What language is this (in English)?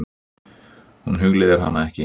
Icelandic